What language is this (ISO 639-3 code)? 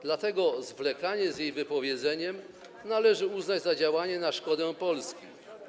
pol